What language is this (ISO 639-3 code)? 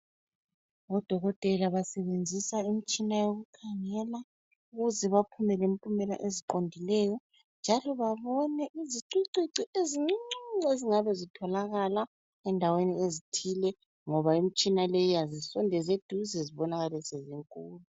nde